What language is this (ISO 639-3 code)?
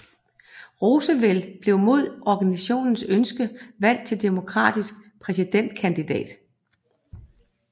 dan